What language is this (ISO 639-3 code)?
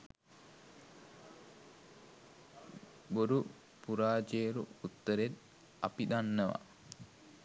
sin